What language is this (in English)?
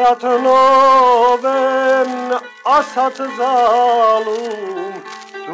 Turkish